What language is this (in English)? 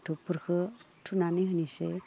Bodo